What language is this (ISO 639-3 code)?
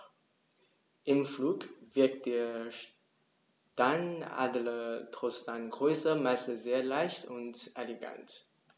deu